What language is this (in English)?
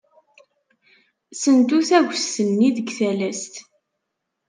Kabyle